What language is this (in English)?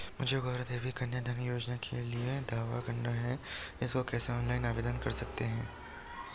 Hindi